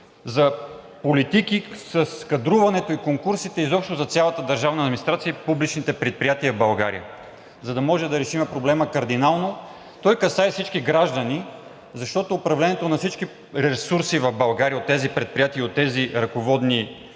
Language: Bulgarian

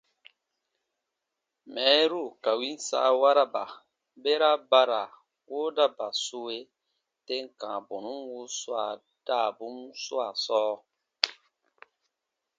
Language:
Baatonum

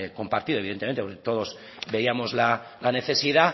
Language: Spanish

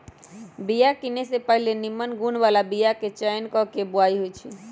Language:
Magahi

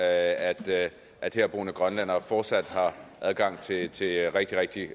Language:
Danish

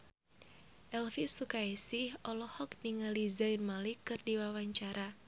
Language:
Sundanese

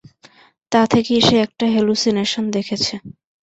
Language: Bangla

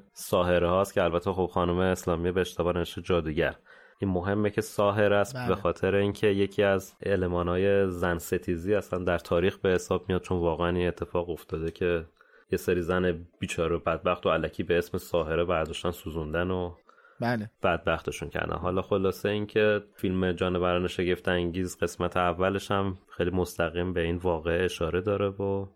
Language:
Persian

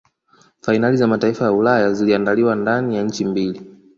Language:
Swahili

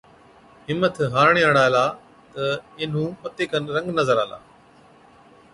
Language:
Od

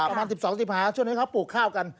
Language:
Thai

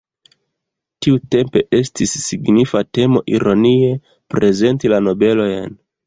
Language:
Esperanto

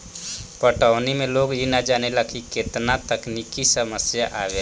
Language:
Bhojpuri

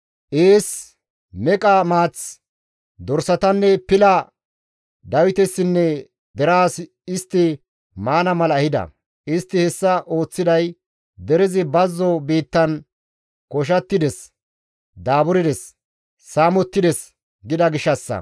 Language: Gamo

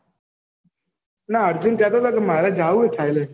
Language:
Gujarati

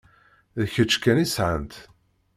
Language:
Kabyle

